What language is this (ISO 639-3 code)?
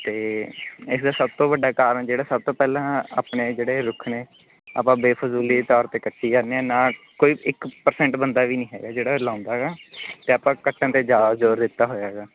pan